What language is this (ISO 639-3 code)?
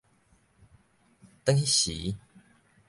nan